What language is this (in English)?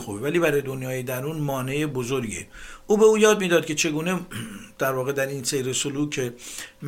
Persian